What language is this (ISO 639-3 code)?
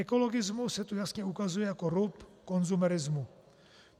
ces